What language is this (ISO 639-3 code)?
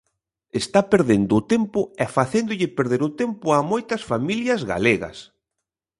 glg